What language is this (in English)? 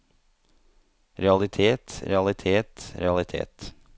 Norwegian